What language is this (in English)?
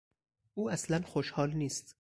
Persian